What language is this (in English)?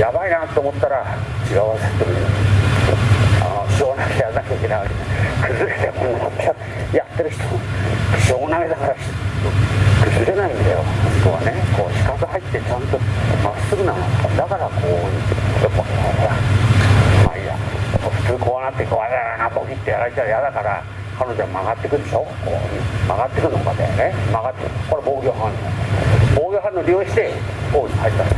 Japanese